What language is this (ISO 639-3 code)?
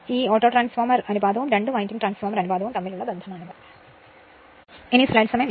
mal